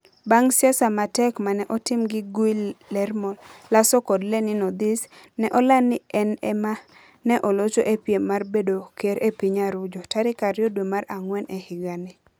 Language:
Luo (Kenya and Tanzania)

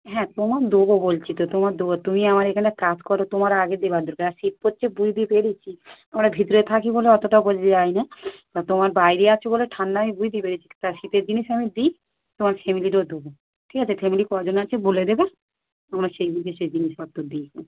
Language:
Bangla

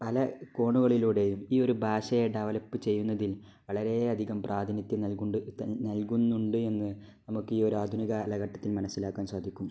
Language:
Malayalam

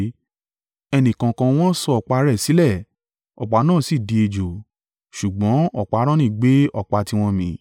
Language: Yoruba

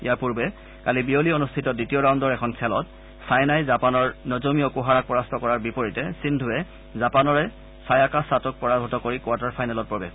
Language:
Assamese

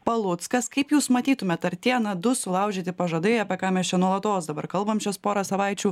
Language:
Lithuanian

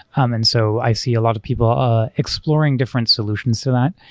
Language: English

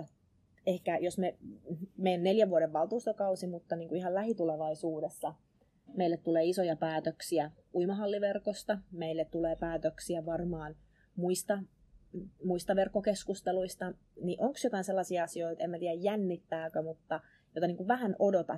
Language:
Finnish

